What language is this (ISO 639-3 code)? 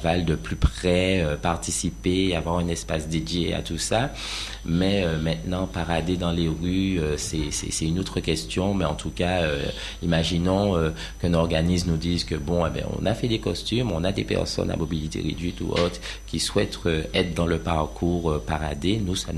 fra